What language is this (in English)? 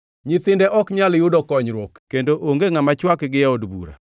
Luo (Kenya and Tanzania)